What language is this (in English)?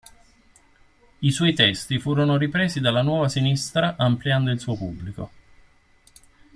Italian